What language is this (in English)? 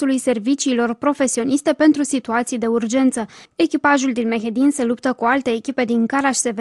Romanian